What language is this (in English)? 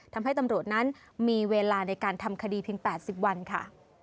Thai